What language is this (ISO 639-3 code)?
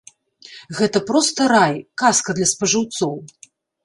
bel